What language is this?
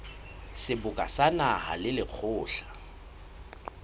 Southern Sotho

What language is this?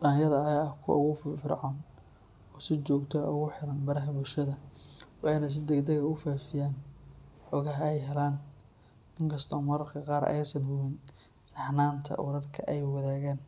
Somali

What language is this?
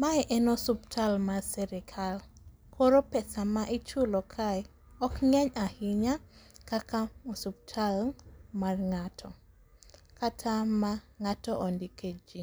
Luo (Kenya and Tanzania)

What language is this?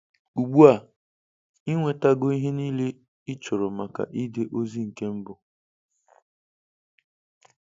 Igbo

